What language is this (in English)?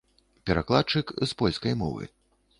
Belarusian